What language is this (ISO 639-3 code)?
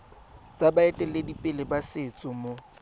tsn